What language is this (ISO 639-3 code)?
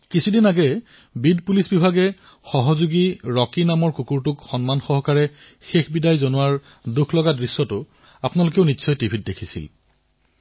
asm